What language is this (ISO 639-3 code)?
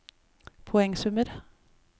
nor